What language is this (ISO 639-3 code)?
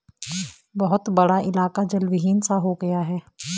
hin